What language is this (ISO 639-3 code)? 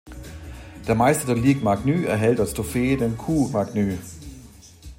deu